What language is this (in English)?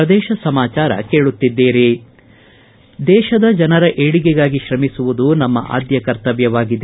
Kannada